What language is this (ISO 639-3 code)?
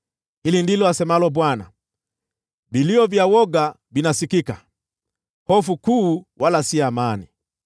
swa